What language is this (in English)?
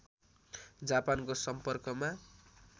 Nepali